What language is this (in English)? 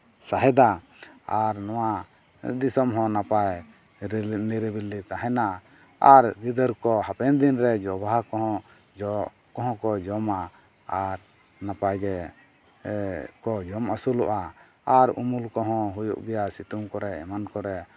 Santali